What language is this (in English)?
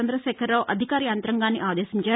Telugu